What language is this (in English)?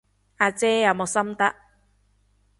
Cantonese